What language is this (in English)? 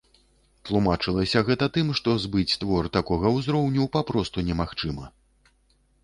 Belarusian